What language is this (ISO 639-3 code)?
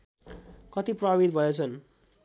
nep